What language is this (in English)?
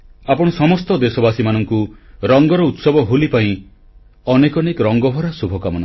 Odia